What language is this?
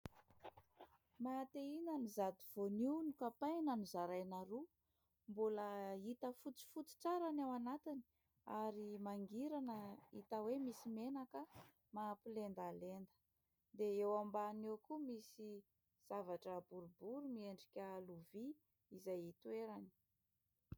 Malagasy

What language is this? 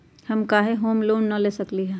Magahi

